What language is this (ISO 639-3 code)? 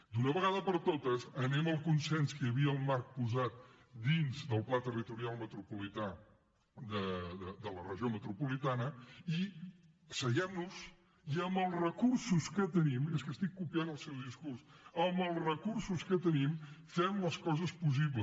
cat